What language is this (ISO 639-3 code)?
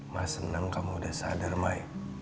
ind